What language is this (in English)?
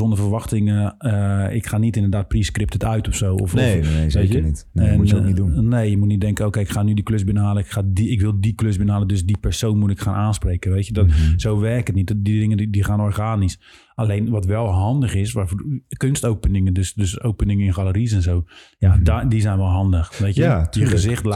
Dutch